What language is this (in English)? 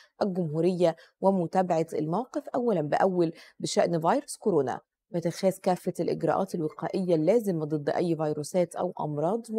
Arabic